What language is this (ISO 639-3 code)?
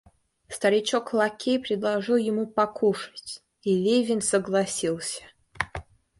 rus